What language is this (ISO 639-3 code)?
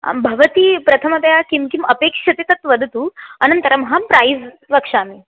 san